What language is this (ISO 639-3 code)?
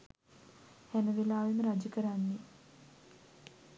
sin